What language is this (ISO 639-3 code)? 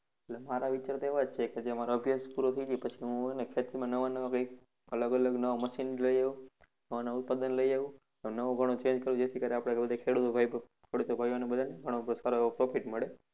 guj